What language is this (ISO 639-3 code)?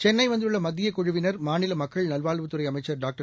tam